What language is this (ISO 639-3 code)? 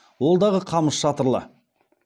kaz